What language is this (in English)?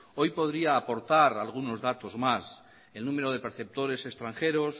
Spanish